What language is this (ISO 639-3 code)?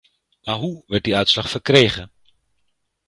nld